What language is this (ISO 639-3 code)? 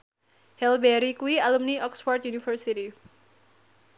jav